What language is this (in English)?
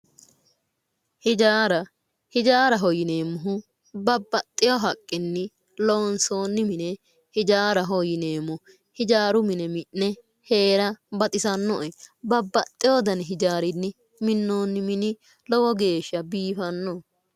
Sidamo